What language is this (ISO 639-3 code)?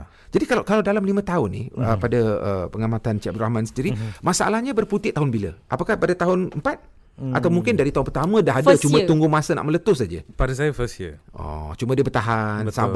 msa